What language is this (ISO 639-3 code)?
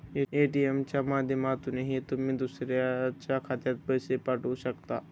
mar